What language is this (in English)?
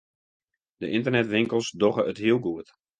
Western Frisian